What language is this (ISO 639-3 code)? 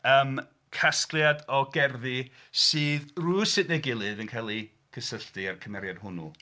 cym